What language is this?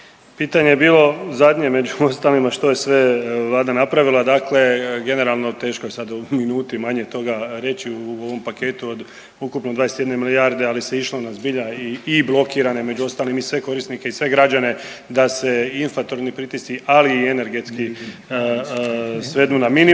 Croatian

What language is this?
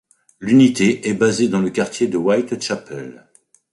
French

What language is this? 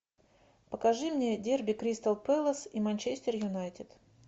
Russian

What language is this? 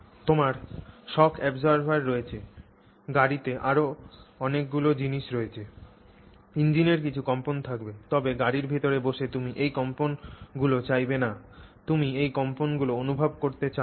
Bangla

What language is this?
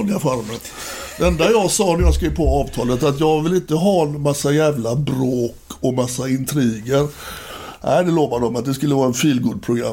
Swedish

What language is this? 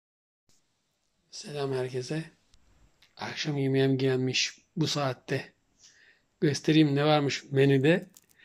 Turkish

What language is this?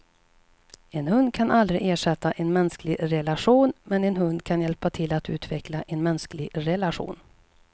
Swedish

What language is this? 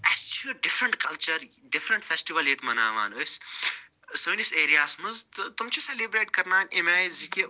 Kashmiri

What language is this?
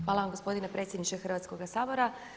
Croatian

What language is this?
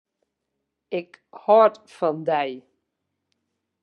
Western Frisian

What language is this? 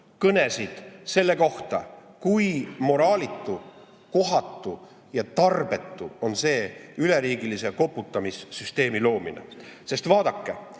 Estonian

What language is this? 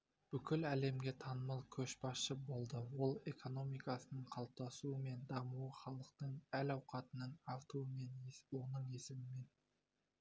Kazakh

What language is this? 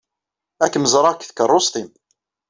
Kabyle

